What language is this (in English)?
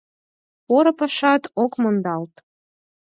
Mari